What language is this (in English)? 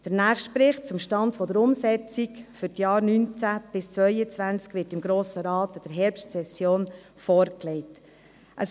Swiss German